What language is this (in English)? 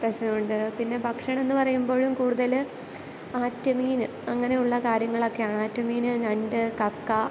Malayalam